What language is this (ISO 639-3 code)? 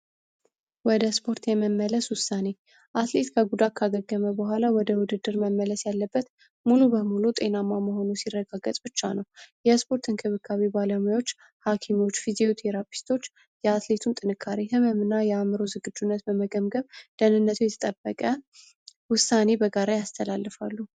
amh